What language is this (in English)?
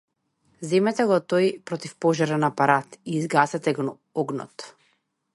Macedonian